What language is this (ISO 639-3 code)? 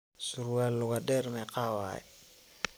som